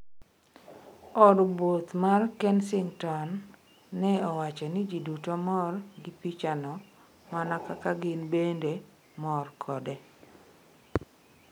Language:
Luo (Kenya and Tanzania)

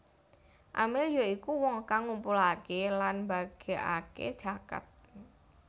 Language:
Javanese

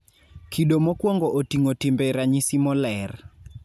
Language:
Luo (Kenya and Tanzania)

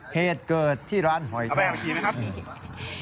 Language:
Thai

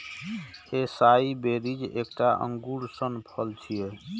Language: Maithili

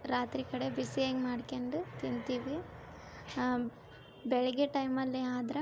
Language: Kannada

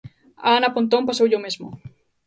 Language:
Galician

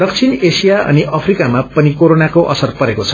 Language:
Nepali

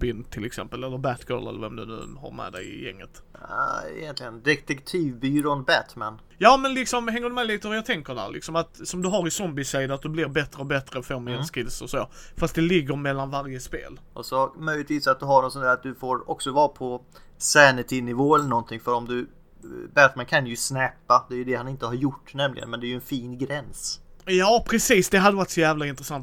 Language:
Swedish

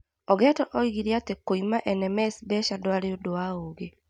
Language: Kikuyu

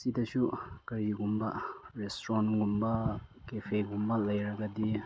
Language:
Manipuri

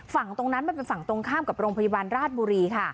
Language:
Thai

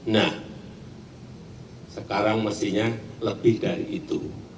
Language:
Indonesian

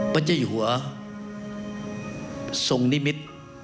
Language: Thai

